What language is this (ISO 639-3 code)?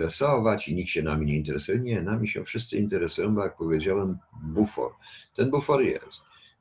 pol